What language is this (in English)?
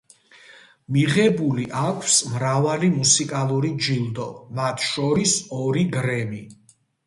Georgian